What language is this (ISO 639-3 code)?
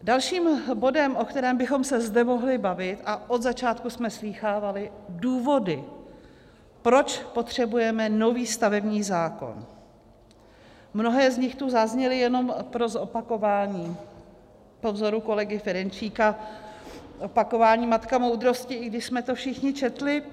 ces